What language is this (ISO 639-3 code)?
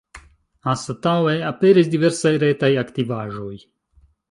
epo